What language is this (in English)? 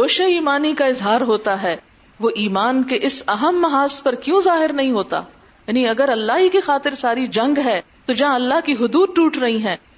Urdu